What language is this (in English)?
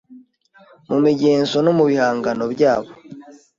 Kinyarwanda